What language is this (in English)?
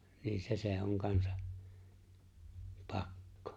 Finnish